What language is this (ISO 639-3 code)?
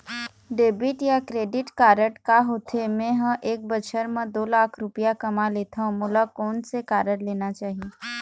hne